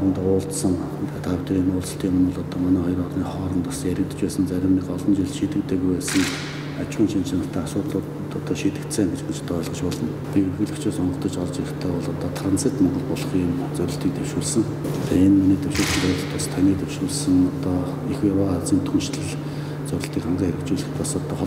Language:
Korean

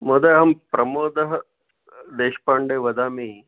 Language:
Sanskrit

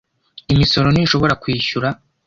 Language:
Kinyarwanda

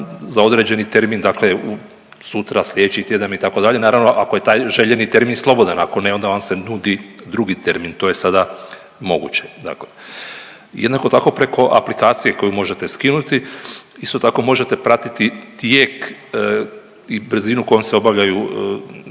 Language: Croatian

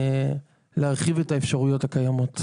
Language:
Hebrew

